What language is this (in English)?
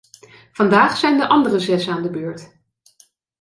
Dutch